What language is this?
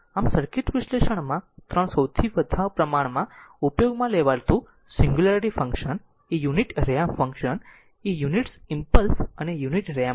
Gujarati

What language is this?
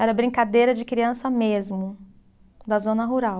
Portuguese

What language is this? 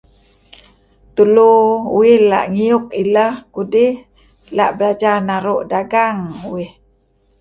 Kelabit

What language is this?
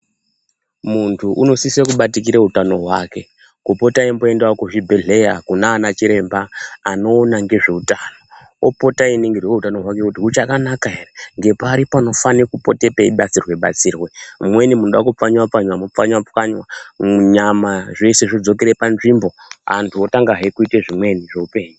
Ndau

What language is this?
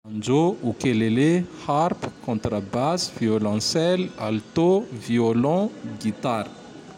Tandroy-Mahafaly Malagasy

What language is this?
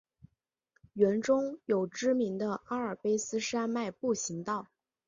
Chinese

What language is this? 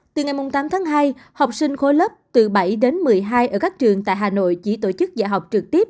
Vietnamese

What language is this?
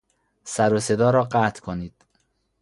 Persian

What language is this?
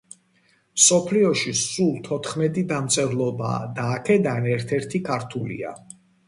Georgian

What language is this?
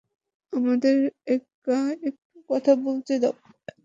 Bangla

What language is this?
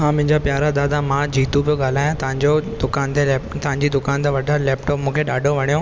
Sindhi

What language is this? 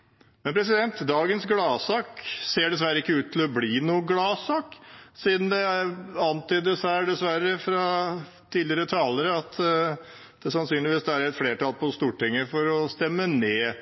Norwegian Bokmål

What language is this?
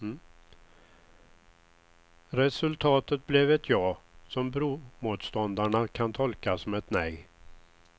Swedish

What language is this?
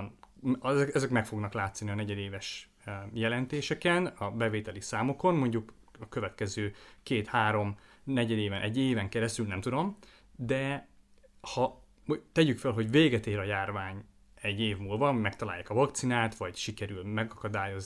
Hungarian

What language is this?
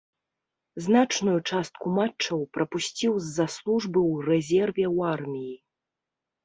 Belarusian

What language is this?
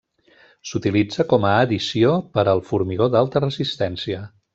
Catalan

